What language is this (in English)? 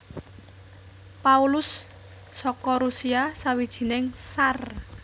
Javanese